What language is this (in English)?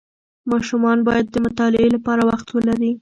Pashto